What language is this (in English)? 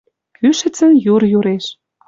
Western Mari